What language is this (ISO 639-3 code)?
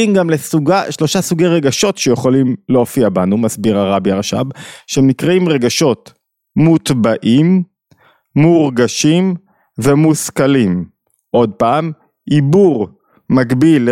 heb